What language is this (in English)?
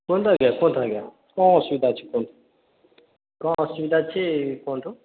Odia